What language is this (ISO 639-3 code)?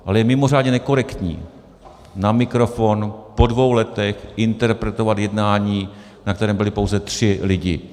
ces